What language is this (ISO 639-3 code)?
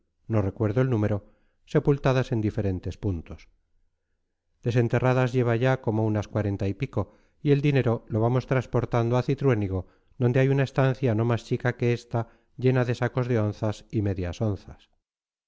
spa